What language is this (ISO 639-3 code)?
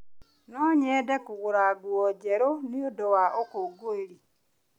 kik